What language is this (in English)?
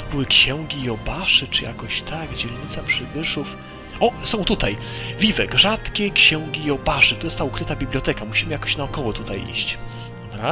Polish